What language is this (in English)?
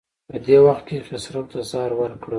Pashto